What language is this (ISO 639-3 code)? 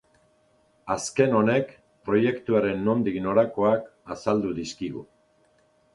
eus